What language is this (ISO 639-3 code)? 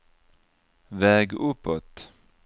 swe